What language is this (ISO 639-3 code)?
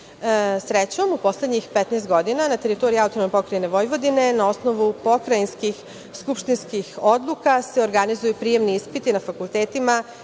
srp